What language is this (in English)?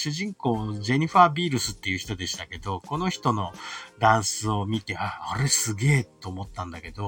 Japanese